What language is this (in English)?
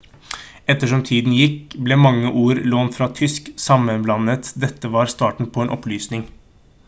Norwegian Bokmål